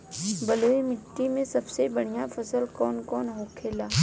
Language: Bhojpuri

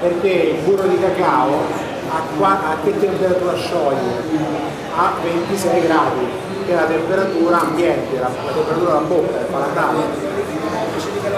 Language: Italian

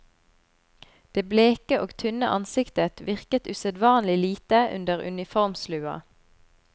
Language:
Norwegian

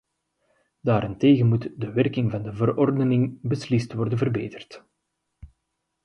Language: Dutch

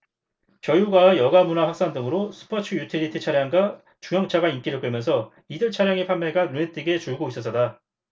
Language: Korean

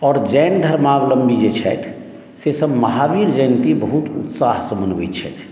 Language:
Maithili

